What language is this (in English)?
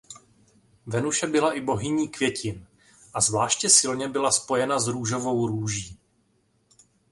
Czech